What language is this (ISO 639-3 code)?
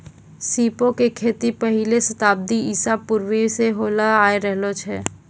mai